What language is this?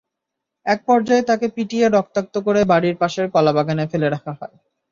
Bangla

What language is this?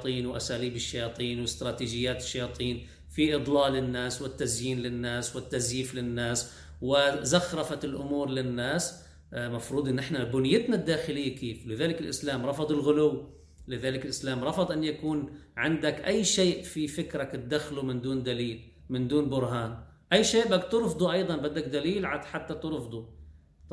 Arabic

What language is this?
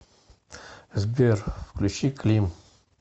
Russian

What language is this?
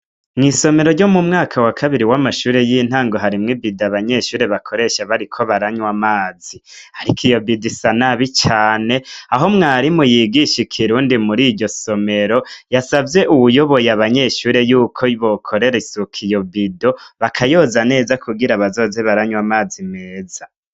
Rundi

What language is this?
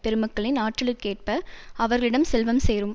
Tamil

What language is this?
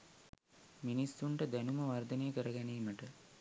Sinhala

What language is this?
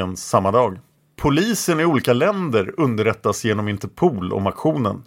Swedish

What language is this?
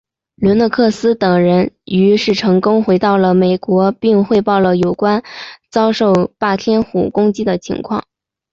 Chinese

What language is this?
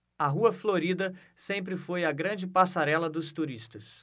Portuguese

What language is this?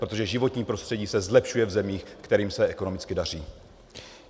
Czech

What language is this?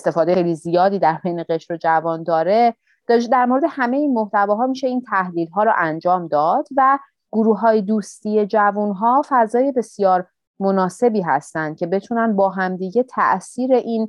Persian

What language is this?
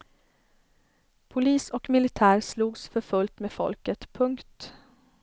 Swedish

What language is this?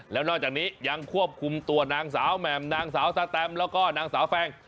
Thai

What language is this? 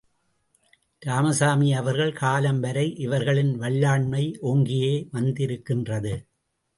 Tamil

